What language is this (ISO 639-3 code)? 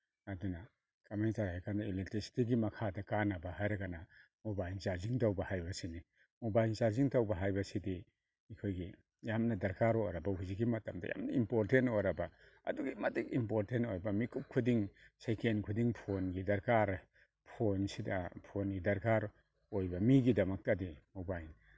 mni